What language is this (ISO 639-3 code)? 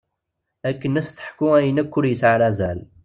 kab